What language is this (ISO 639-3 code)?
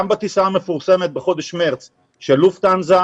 heb